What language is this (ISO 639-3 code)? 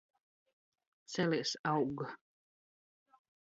lav